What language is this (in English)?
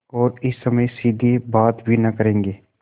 Hindi